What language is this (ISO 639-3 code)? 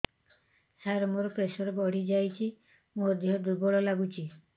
ori